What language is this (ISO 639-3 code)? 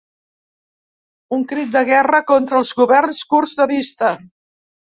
cat